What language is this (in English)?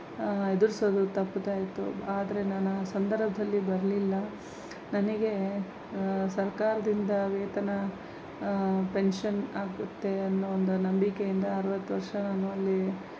Kannada